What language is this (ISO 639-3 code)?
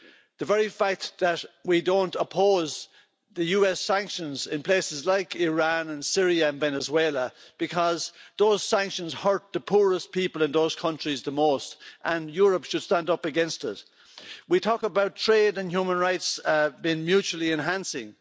eng